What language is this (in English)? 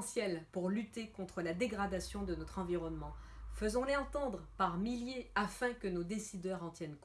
French